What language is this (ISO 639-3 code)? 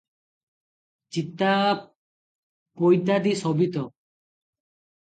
ori